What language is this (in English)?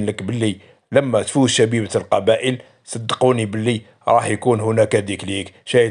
Arabic